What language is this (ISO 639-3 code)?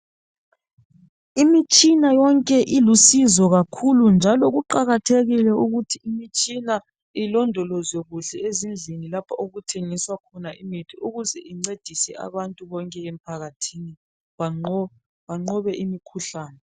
nde